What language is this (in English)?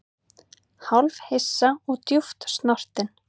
Icelandic